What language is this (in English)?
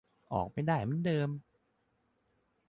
Thai